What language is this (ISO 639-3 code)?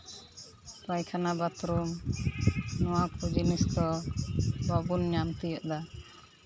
sat